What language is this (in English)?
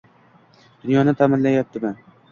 Uzbek